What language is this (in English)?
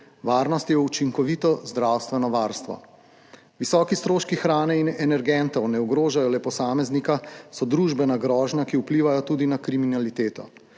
Slovenian